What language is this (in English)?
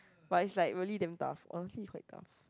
English